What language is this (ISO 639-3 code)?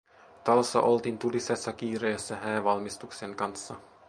fin